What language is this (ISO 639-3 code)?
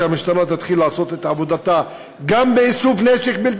heb